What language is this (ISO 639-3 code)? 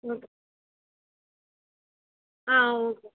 tam